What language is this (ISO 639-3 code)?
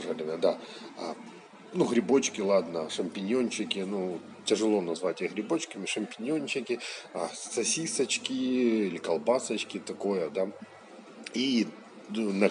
rus